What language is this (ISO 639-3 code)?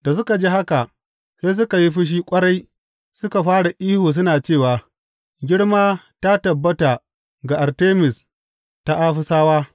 hau